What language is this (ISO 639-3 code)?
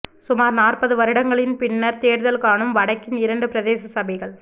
tam